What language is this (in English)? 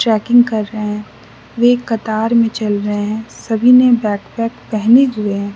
Hindi